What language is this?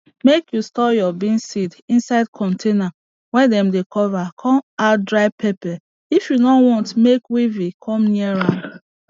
Nigerian Pidgin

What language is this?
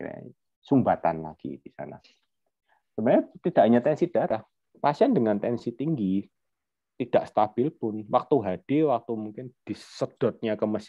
Indonesian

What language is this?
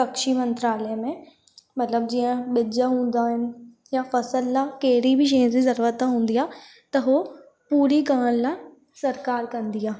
Sindhi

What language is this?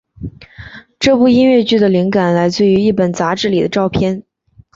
Chinese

